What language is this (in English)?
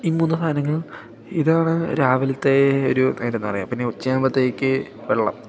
Malayalam